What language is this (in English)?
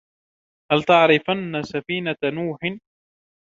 Arabic